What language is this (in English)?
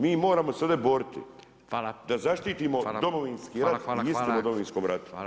Croatian